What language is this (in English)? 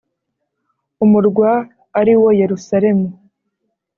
Kinyarwanda